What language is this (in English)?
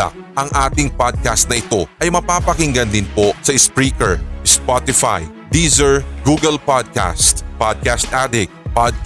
Filipino